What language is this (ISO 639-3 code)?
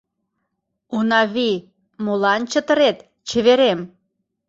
chm